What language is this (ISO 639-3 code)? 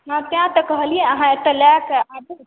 mai